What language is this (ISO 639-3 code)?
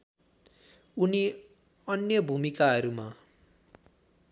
nep